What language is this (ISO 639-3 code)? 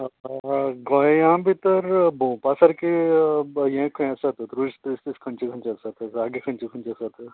kok